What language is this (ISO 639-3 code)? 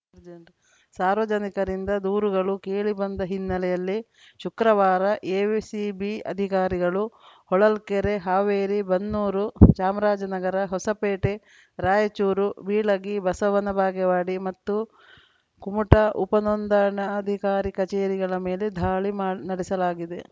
kan